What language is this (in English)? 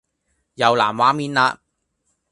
Cantonese